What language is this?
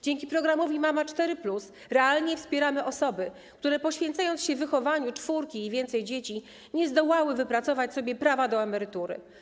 Polish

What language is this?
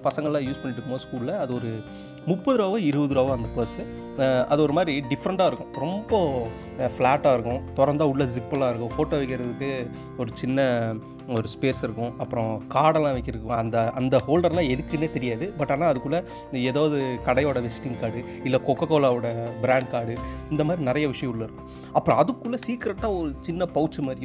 Tamil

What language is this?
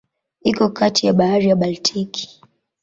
Swahili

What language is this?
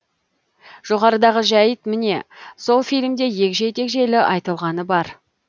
Kazakh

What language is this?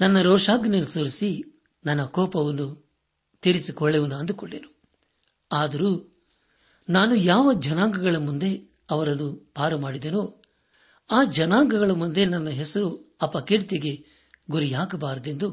Kannada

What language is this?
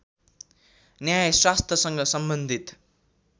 Nepali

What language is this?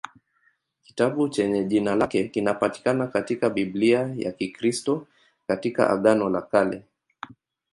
Swahili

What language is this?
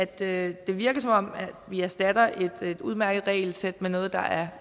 Danish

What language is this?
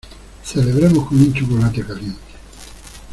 Spanish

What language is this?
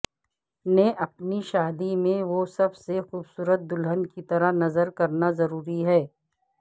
Urdu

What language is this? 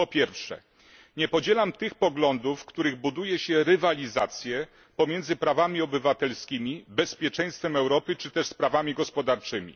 Polish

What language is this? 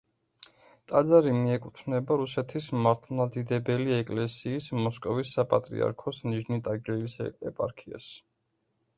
Georgian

